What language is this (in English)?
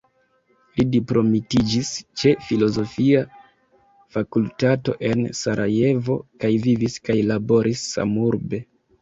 Esperanto